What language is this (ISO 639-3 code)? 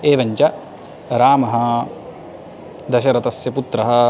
san